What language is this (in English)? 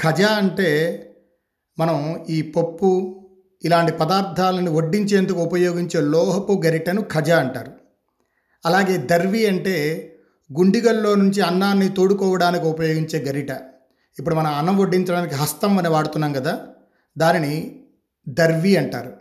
Telugu